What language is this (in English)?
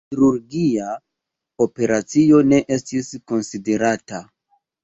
Esperanto